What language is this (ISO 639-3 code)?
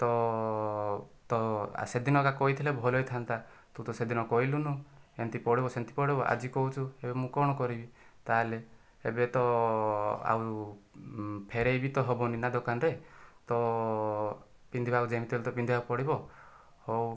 ori